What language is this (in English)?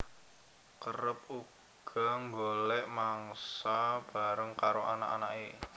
Javanese